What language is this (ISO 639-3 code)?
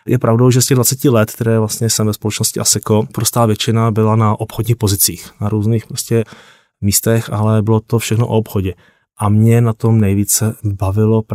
ces